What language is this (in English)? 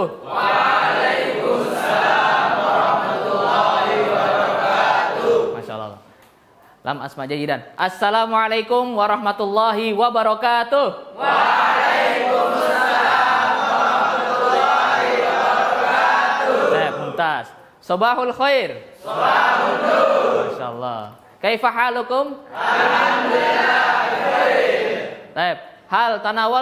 Indonesian